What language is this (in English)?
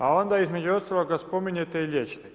Croatian